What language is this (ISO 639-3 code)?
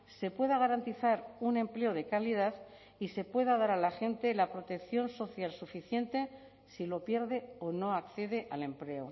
spa